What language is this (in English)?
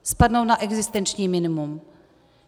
Czech